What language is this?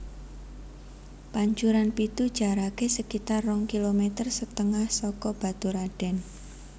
Javanese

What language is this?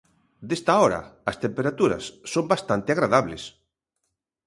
Galician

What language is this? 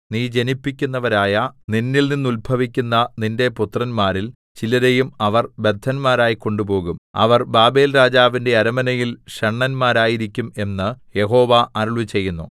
Malayalam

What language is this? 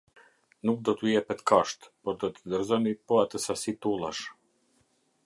Albanian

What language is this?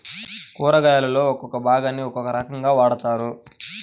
Telugu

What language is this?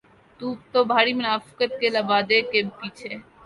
Urdu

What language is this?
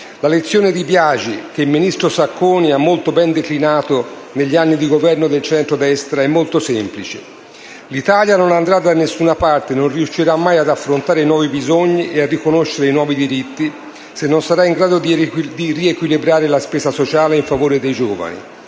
Italian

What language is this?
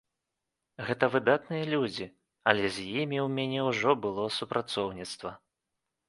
Belarusian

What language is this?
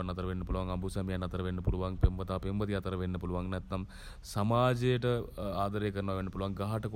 Sinhala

